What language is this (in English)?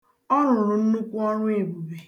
Igbo